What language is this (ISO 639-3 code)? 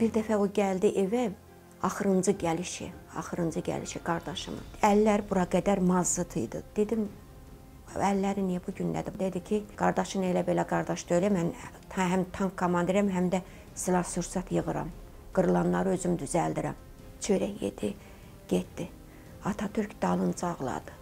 tur